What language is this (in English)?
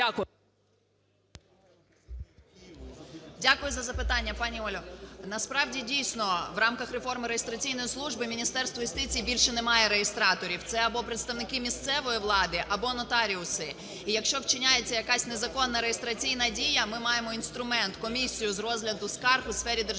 Ukrainian